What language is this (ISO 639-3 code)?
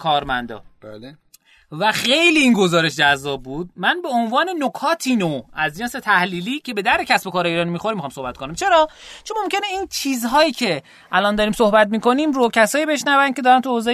fas